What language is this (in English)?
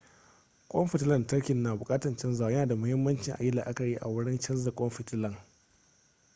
Hausa